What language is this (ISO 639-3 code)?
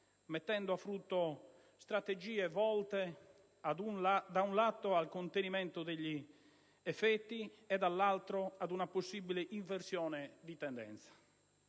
ita